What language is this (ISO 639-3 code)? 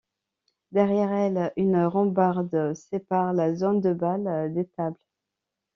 fra